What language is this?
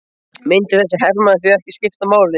Icelandic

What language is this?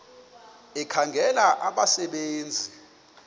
Xhosa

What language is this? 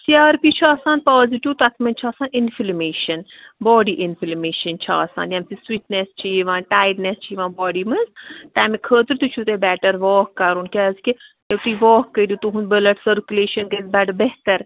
Kashmiri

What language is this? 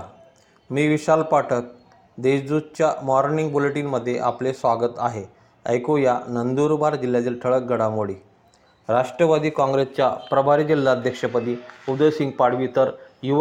Marathi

